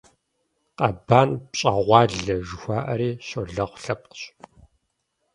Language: Kabardian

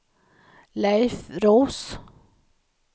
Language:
Swedish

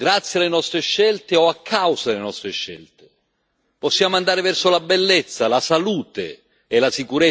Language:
Italian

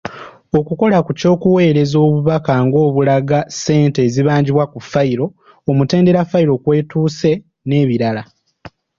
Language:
Ganda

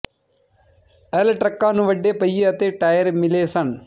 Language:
Punjabi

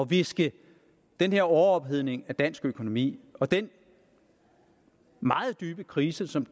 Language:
Danish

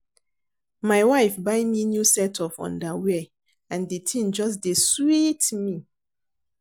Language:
Nigerian Pidgin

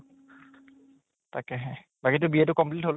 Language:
Assamese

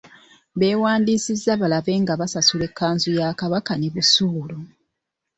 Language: Ganda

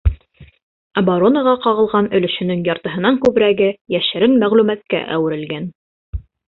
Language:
Bashkir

